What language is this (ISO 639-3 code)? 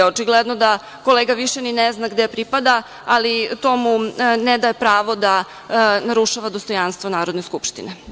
srp